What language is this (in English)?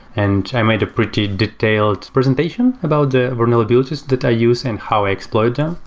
English